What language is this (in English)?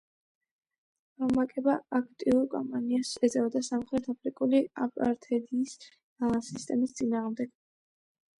Georgian